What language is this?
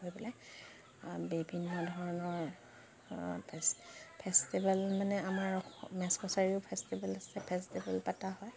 Assamese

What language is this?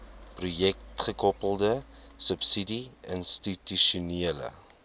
Afrikaans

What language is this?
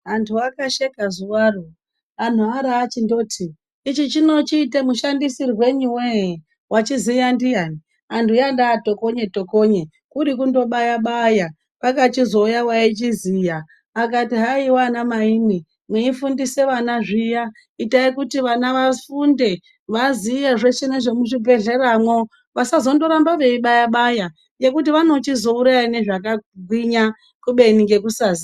Ndau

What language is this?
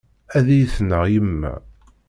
Kabyle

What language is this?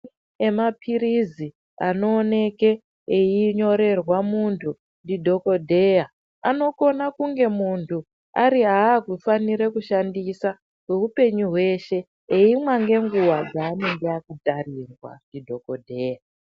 Ndau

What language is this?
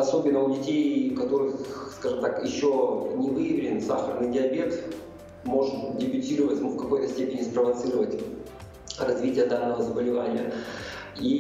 Russian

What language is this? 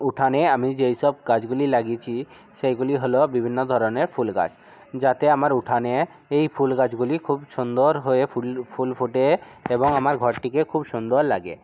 Bangla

